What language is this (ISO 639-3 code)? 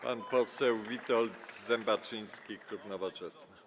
pol